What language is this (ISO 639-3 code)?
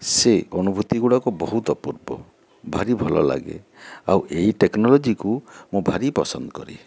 ori